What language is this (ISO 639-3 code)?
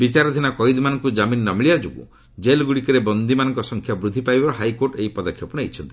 ori